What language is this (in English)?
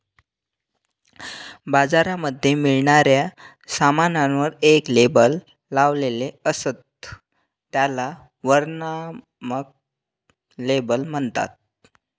Marathi